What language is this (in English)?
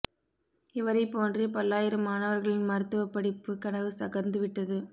Tamil